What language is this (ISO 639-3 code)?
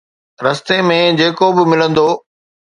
snd